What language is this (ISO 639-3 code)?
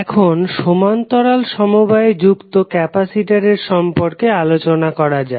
ben